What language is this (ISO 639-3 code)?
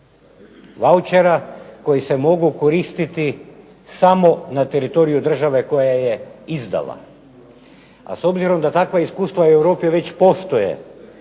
hrv